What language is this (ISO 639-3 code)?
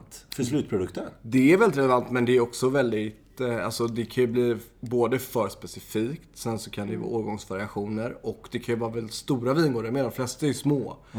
swe